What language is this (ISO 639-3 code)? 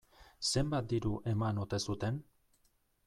eus